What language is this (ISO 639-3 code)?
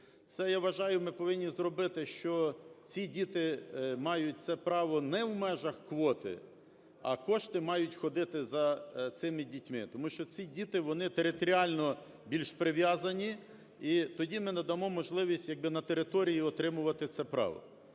ukr